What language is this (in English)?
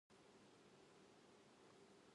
Japanese